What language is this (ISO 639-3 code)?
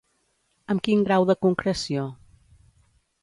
cat